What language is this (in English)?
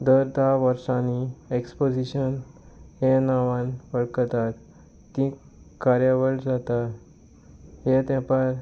Konkani